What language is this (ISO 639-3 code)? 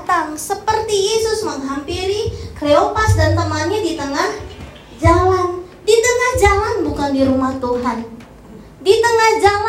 ind